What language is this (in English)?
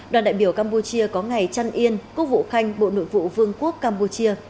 Vietnamese